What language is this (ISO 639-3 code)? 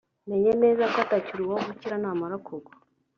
kin